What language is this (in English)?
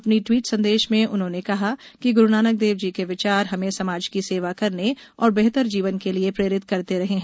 Hindi